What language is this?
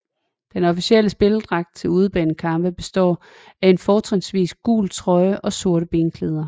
Danish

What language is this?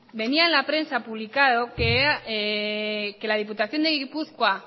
Spanish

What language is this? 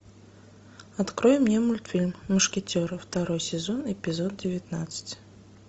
Russian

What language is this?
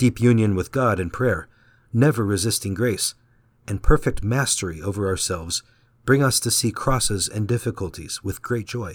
English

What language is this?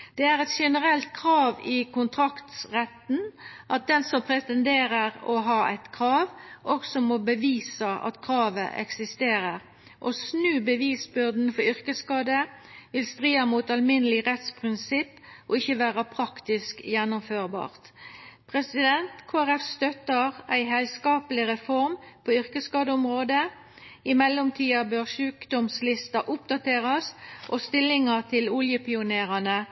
Norwegian Nynorsk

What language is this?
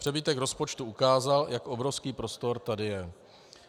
Czech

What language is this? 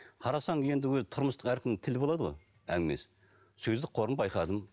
Kazakh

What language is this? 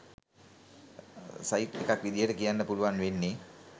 Sinhala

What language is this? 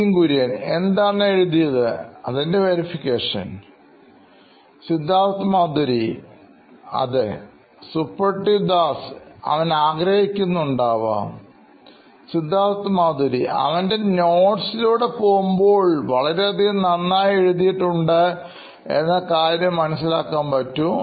Malayalam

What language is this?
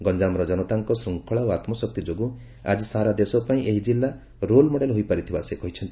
Odia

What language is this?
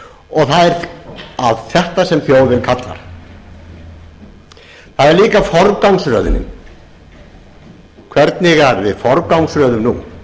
Icelandic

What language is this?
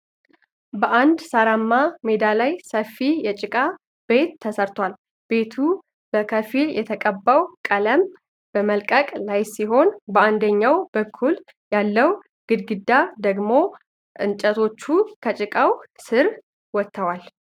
Amharic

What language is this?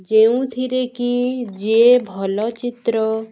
Odia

